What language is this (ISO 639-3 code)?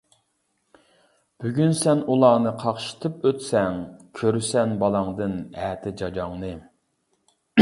uig